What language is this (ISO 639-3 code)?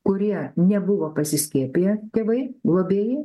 lit